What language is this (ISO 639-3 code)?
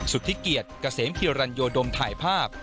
tha